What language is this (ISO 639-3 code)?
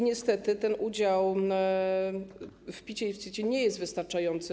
pol